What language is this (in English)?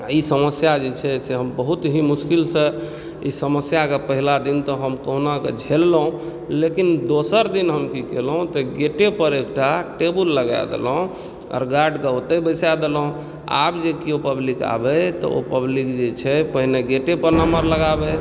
Maithili